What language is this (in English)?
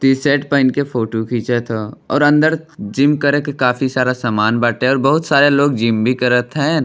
Bhojpuri